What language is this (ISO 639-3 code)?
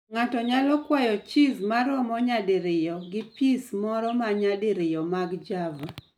luo